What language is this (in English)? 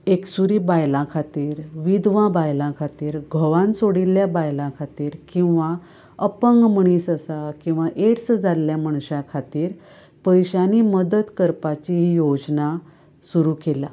Konkani